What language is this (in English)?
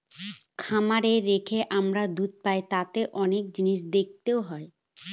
Bangla